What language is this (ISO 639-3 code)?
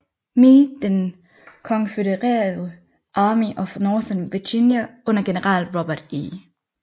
dan